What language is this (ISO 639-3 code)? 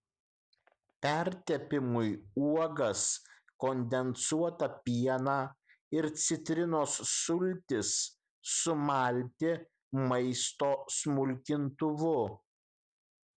lit